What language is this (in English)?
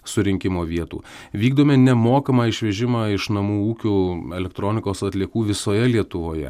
Lithuanian